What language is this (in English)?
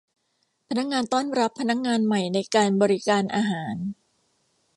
Thai